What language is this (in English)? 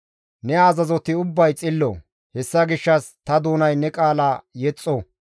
Gamo